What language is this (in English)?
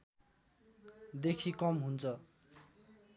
Nepali